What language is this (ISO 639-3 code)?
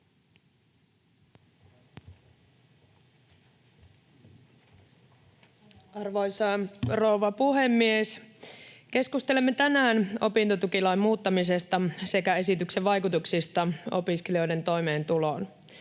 fin